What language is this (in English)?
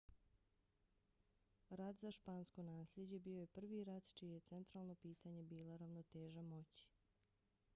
Bosnian